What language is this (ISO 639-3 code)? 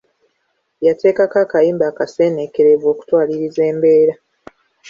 lug